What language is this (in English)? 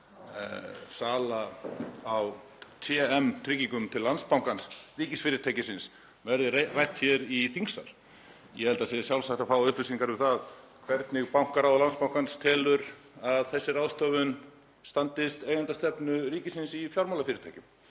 Icelandic